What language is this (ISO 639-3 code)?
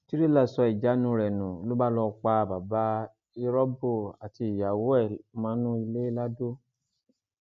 yor